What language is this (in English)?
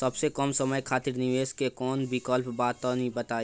Bhojpuri